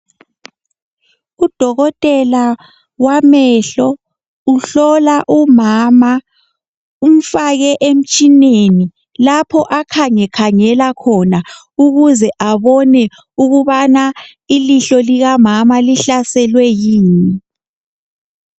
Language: North Ndebele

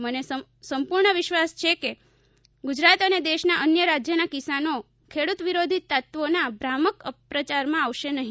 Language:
Gujarati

